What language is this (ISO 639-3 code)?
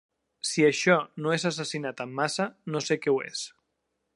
cat